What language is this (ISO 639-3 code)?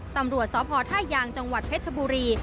tha